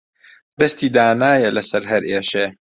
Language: Central Kurdish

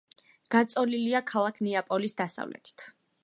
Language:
Georgian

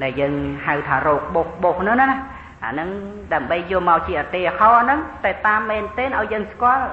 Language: Thai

